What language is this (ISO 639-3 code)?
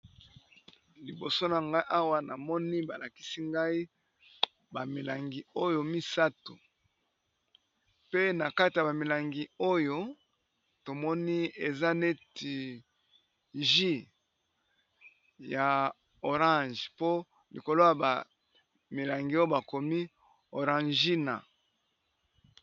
lin